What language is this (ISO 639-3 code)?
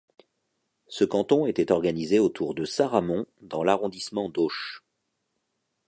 fra